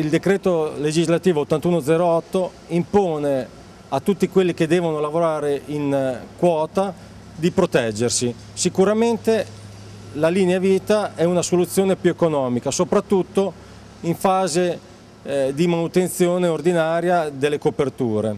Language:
Italian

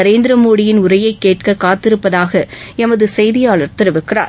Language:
Tamil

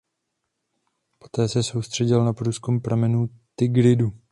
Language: Czech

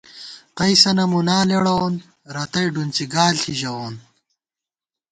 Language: Gawar-Bati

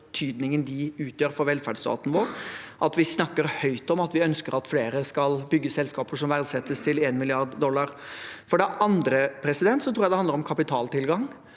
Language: Norwegian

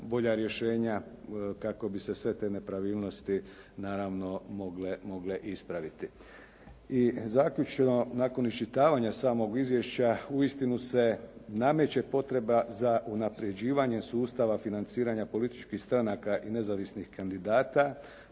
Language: Croatian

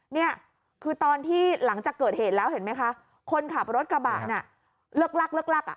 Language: Thai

